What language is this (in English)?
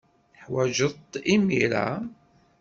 Kabyle